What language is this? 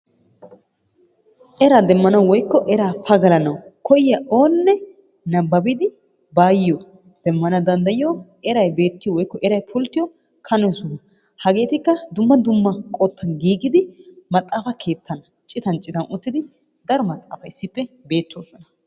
Wolaytta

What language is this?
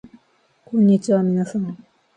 Japanese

